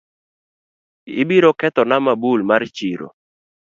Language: Luo (Kenya and Tanzania)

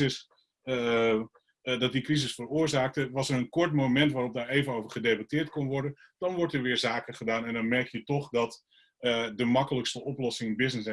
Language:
Dutch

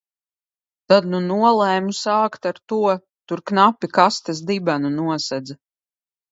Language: Latvian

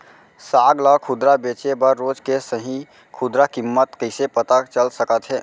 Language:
Chhattisgarhi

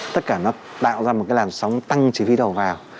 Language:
Vietnamese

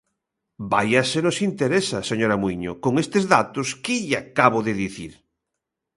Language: Galician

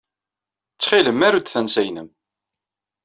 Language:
Kabyle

